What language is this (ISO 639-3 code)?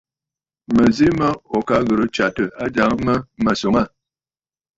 bfd